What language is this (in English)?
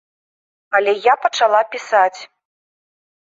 Belarusian